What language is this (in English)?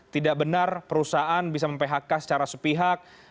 Indonesian